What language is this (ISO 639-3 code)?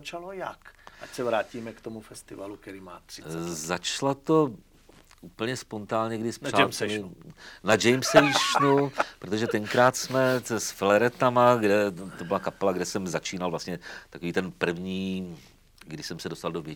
ces